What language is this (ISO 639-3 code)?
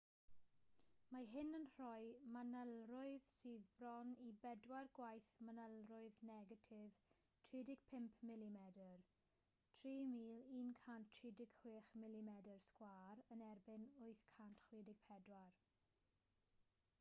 cym